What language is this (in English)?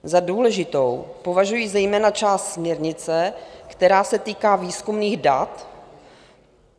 Czech